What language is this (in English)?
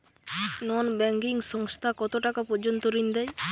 Bangla